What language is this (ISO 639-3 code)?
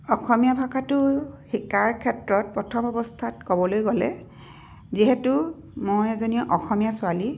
asm